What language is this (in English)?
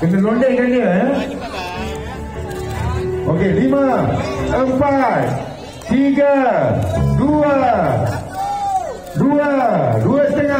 Malay